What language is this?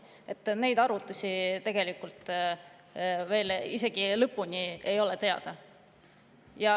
Estonian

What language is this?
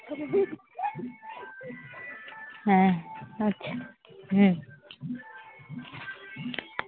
Santali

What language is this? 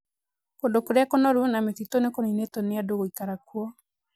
Kikuyu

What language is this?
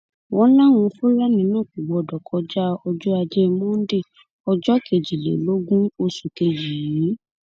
Yoruba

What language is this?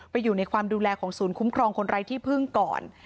Thai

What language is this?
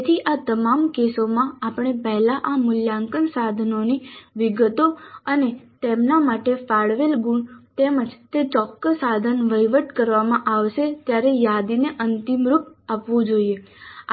Gujarati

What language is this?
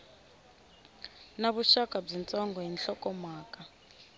Tsonga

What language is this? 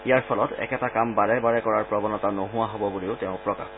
Assamese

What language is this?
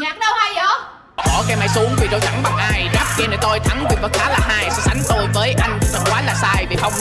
Vietnamese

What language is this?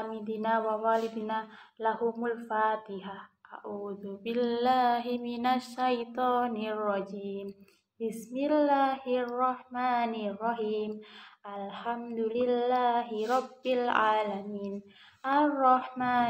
Indonesian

